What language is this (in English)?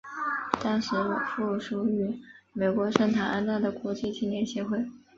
Chinese